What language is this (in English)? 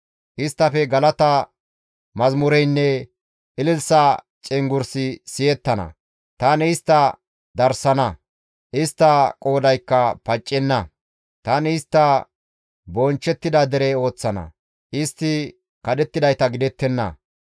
Gamo